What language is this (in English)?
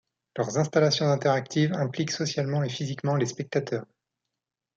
French